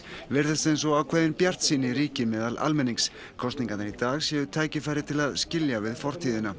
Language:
Icelandic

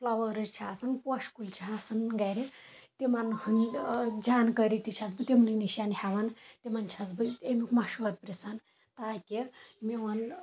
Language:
Kashmiri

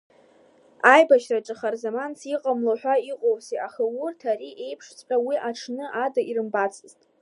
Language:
Abkhazian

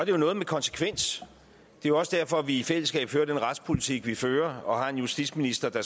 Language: Danish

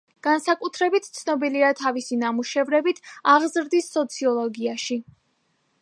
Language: Georgian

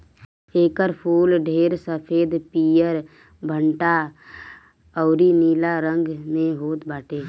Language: Bhojpuri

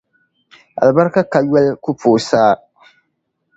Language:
Dagbani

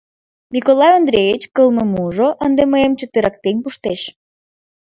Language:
Mari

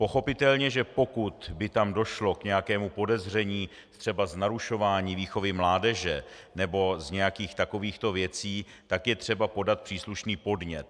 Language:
Czech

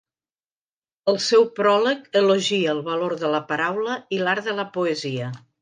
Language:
Catalan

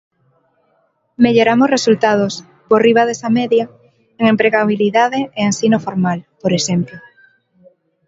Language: Galician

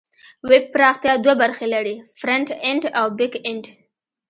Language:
Pashto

